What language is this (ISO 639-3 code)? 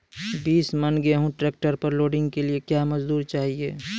mai